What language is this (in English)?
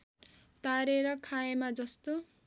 Nepali